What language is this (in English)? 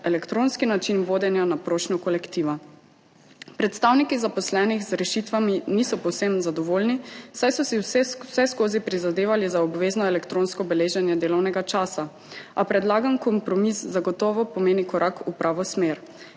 Slovenian